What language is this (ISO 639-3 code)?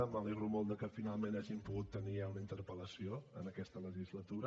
cat